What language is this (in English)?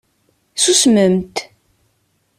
Kabyle